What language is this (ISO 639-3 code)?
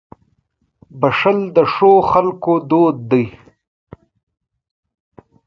pus